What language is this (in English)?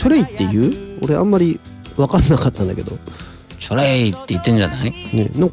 Japanese